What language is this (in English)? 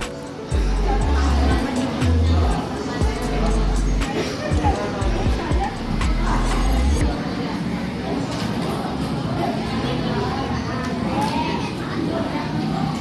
Indonesian